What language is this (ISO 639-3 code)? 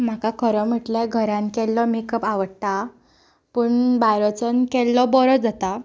kok